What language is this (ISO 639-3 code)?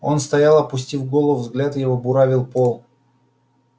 rus